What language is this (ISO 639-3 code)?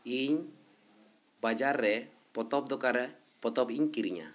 sat